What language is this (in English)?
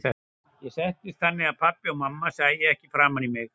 Icelandic